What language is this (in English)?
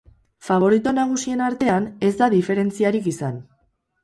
Basque